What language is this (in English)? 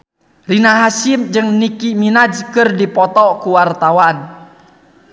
Sundanese